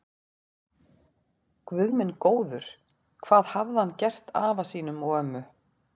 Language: Icelandic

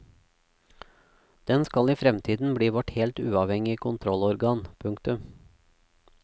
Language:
Norwegian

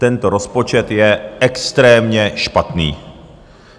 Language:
Czech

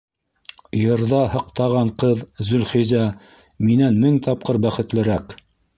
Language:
Bashkir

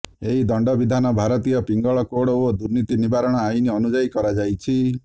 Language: Odia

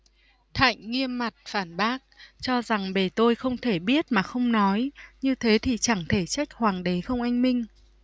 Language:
Vietnamese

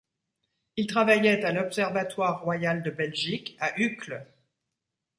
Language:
French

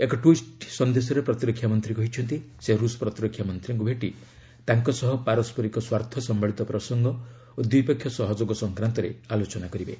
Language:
Odia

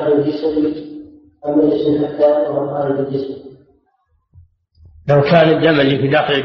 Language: Arabic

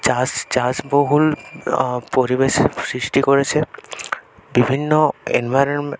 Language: Bangla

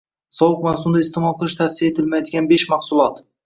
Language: Uzbek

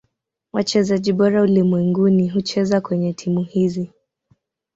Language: Swahili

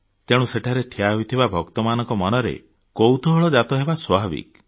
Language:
Odia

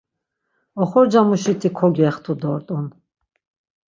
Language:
Laz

